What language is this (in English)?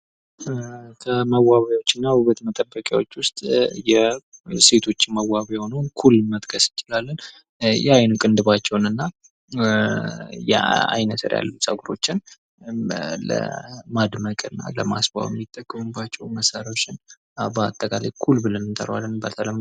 Amharic